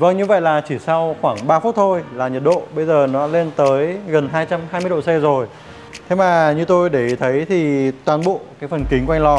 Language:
Vietnamese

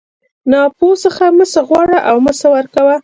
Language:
Pashto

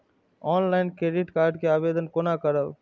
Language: Maithili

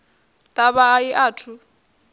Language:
Venda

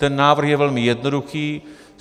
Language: Czech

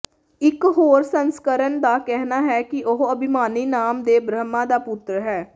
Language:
Punjabi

